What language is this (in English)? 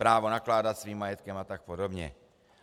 Czech